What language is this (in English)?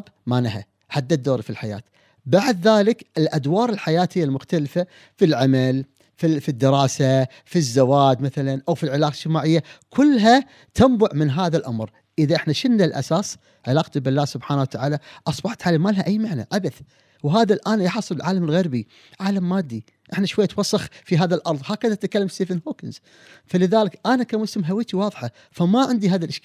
Arabic